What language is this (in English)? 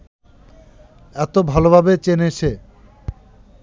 Bangla